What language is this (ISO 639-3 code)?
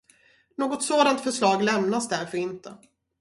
swe